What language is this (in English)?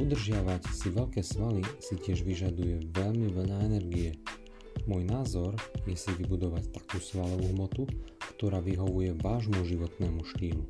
Slovak